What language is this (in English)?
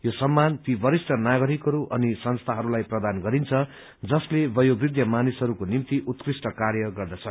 Nepali